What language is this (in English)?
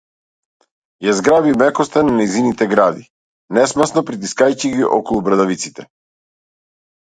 Macedonian